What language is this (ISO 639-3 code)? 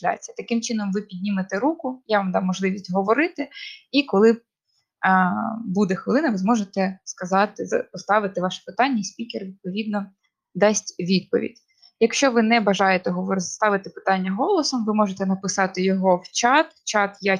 ukr